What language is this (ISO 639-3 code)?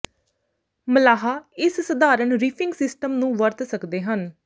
pan